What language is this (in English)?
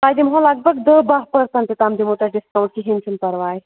Kashmiri